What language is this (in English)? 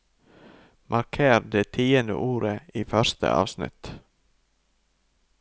Norwegian